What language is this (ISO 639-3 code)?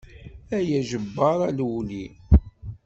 kab